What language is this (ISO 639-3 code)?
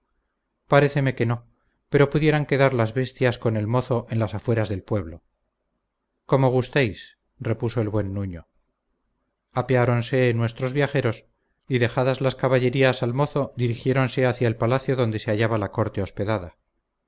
spa